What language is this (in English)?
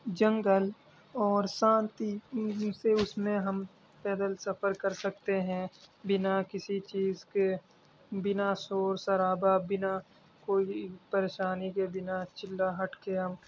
Urdu